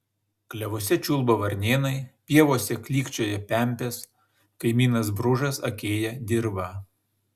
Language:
Lithuanian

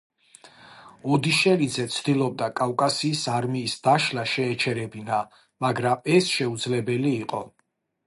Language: Georgian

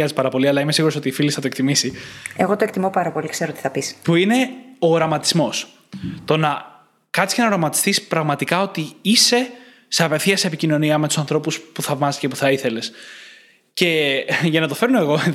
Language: Greek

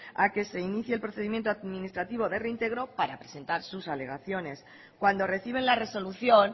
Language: Spanish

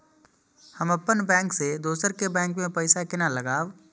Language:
Maithili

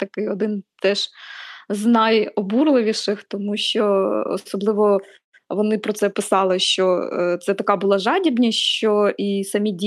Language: Ukrainian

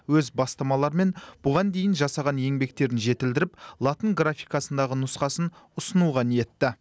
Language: Kazakh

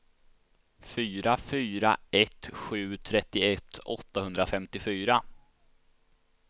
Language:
Swedish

